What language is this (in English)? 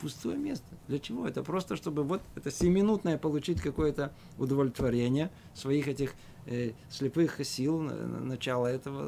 Russian